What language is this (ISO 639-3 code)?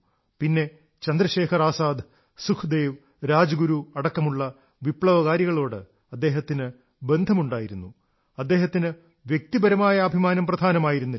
mal